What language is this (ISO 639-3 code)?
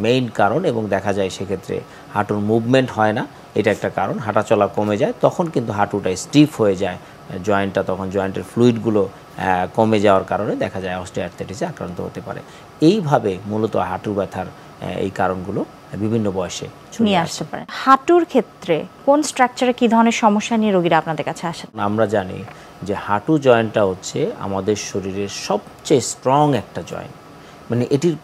ben